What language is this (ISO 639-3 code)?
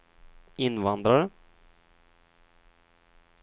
swe